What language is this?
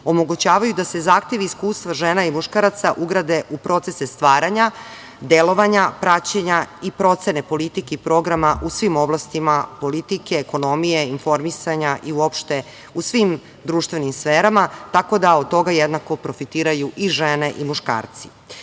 Serbian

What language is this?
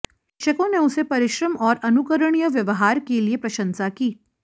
Hindi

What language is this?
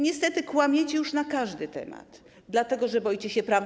Polish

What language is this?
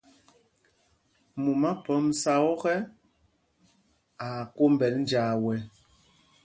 Mpumpong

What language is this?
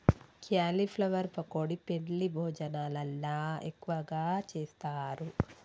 Telugu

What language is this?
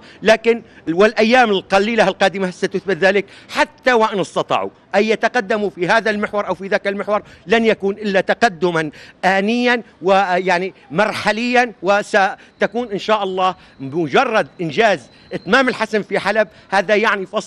Arabic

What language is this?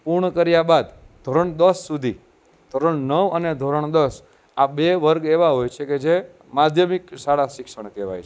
Gujarati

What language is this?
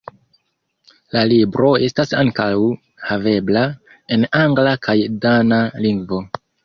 Esperanto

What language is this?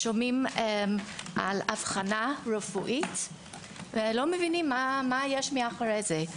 Hebrew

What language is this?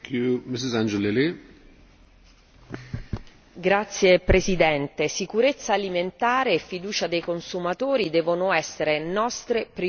Italian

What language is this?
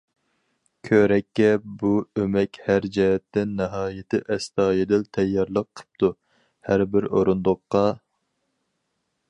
Uyghur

